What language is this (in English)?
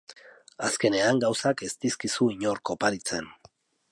Basque